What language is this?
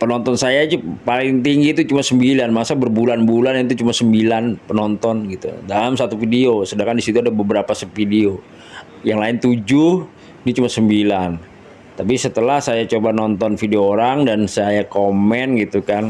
Indonesian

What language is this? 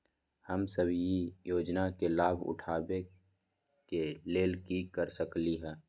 Magahi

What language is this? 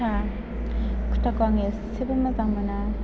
Bodo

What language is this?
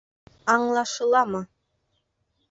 Bashkir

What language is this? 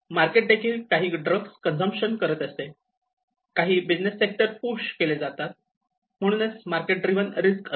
Marathi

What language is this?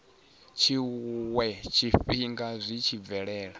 Venda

